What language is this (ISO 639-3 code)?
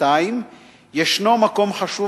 heb